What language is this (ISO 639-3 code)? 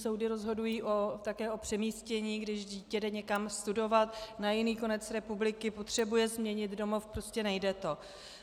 ces